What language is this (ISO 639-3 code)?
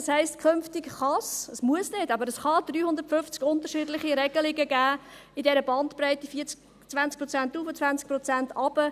gsw